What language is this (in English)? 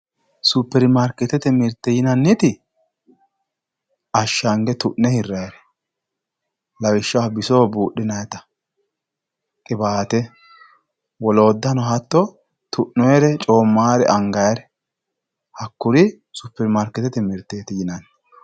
Sidamo